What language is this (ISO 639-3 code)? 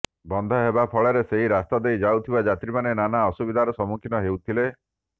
ori